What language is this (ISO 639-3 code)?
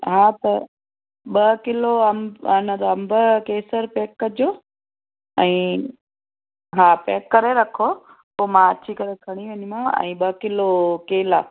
snd